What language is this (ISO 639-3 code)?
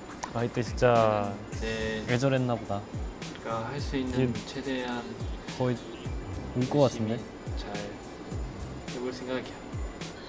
kor